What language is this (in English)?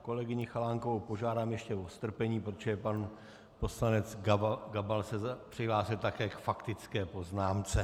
Czech